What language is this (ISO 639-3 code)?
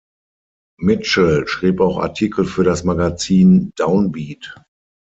deu